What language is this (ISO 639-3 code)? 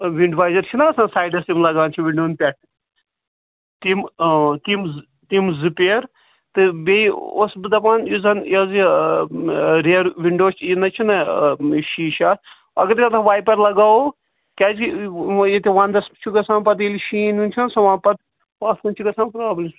kas